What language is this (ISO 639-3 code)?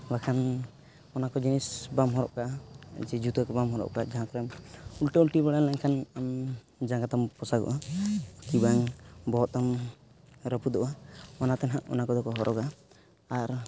sat